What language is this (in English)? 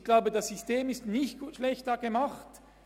Swiss German